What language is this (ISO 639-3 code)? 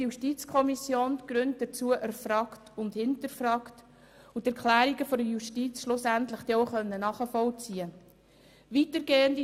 gsw